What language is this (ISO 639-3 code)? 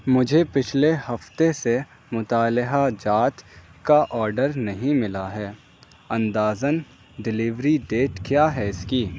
urd